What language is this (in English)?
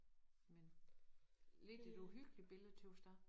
Danish